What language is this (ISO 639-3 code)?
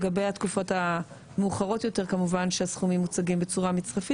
heb